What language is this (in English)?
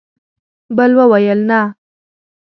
Pashto